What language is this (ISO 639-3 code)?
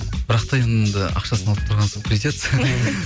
kaz